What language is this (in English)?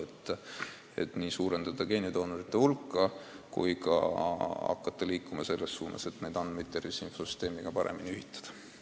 Estonian